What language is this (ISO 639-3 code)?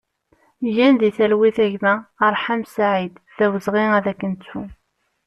kab